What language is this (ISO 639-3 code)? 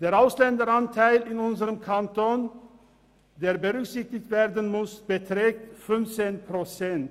gsw